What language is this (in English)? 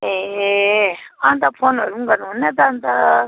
Nepali